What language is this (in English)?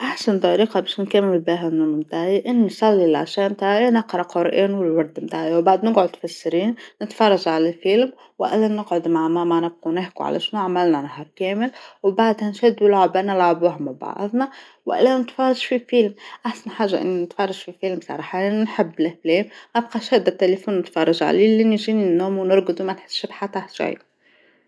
Tunisian Arabic